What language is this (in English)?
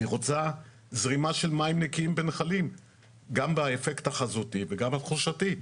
Hebrew